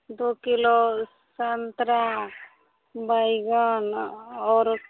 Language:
Maithili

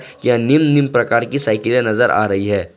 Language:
Hindi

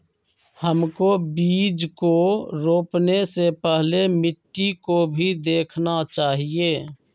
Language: Magahi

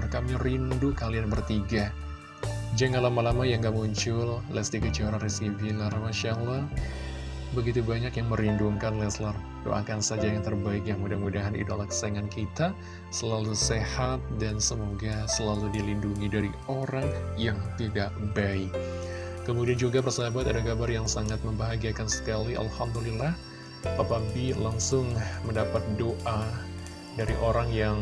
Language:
Indonesian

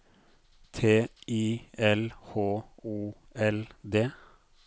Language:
Norwegian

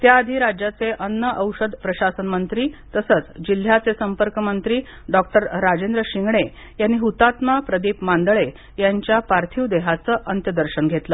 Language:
Marathi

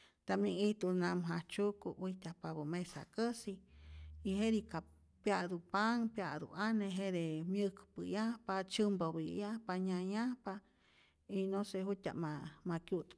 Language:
Rayón Zoque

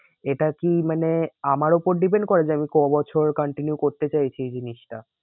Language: Bangla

